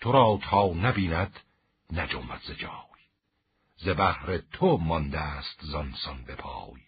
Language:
Persian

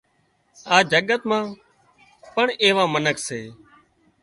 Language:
Wadiyara Koli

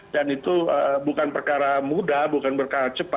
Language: Indonesian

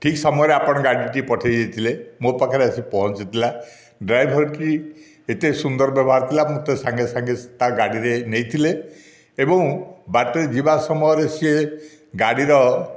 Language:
Odia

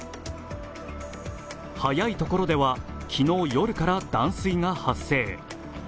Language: Japanese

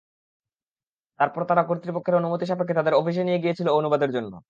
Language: Bangla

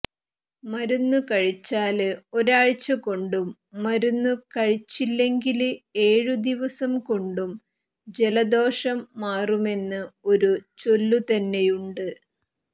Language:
Malayalam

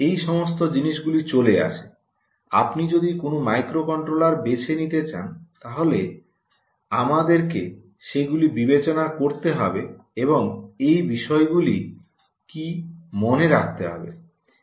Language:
Bangla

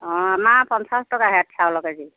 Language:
Assamese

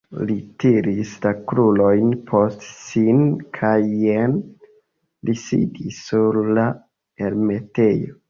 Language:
Esperanto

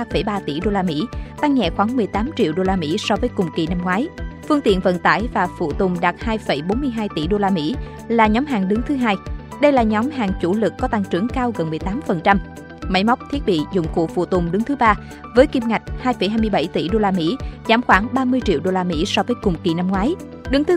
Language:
Vietnamese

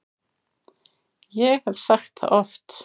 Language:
Icelandic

